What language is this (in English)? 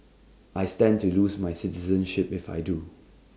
English